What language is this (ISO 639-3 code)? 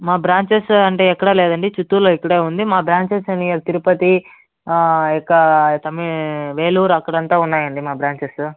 tel